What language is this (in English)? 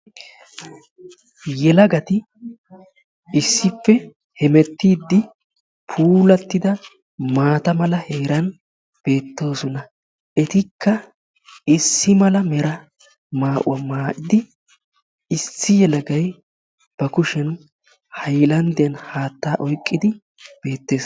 Wolaytta